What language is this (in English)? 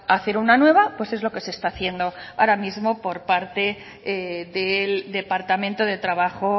Spanish